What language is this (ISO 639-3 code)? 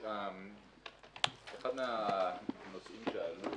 heb